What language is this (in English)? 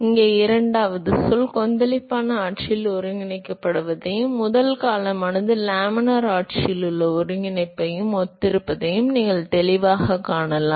Tamil